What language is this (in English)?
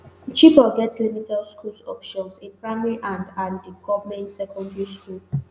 Nigerian Pidgin